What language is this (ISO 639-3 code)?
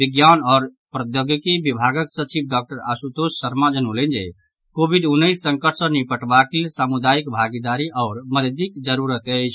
mai